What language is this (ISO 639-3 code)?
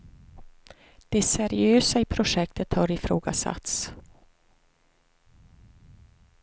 swe